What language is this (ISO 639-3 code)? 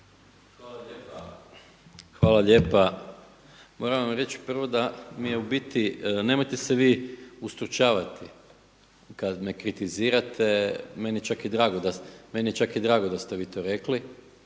hrv